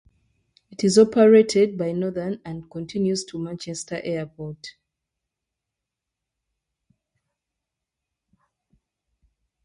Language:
English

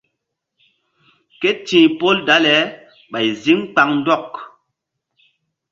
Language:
Mbum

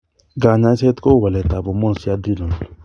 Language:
Kalenjin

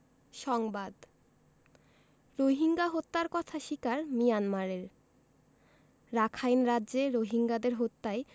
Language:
Bangla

